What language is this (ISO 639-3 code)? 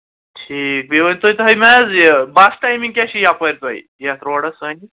kas